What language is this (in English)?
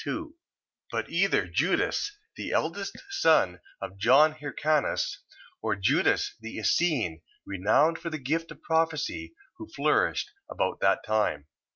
English